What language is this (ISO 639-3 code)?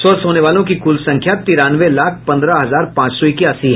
hin